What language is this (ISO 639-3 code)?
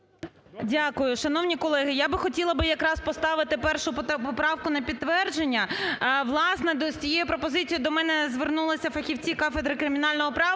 ukr